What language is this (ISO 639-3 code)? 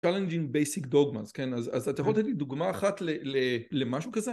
heb